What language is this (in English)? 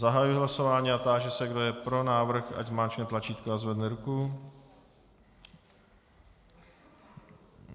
Czech